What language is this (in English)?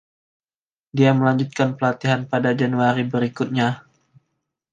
Indonesian